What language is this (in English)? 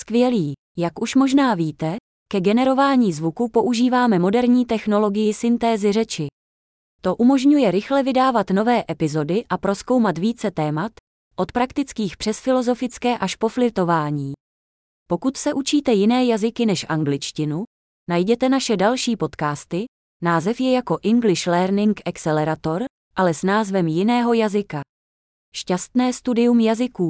Czech